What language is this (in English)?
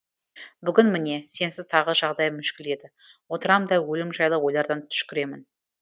Kazakh